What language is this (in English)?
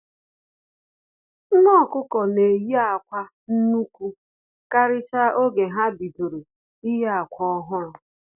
Igbo